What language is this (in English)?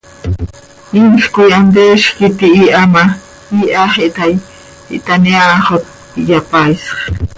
Seri